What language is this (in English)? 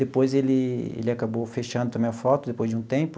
Portuguese